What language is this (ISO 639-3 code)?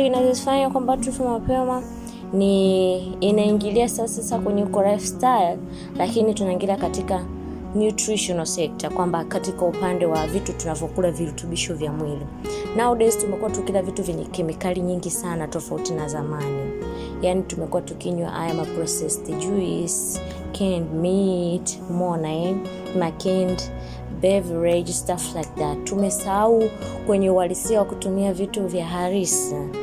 swa